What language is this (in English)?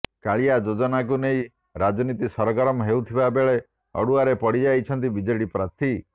Odia